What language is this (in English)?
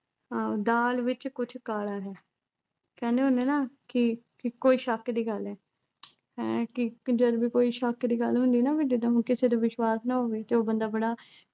Punjabi